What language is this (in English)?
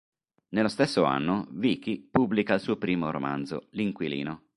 Italian